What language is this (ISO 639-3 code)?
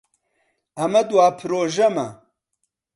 ckb